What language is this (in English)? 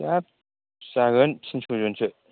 Bodo